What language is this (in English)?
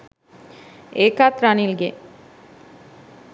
Sinhala